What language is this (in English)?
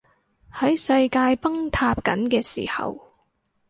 Cantonese